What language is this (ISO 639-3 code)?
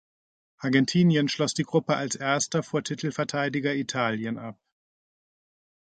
deu